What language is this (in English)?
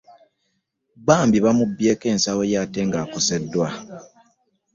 Ganda